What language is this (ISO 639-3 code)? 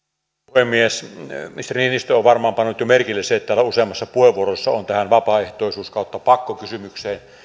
fin